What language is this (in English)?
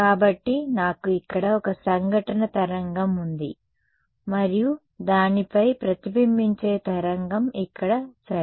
Telugu